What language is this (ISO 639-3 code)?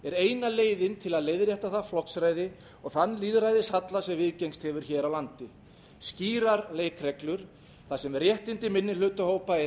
isl